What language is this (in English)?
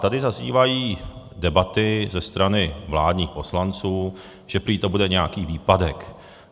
Czech